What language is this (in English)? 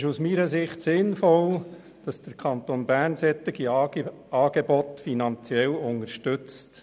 Swiss German